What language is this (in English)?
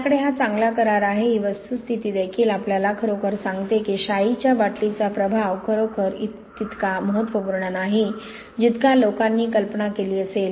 Marathi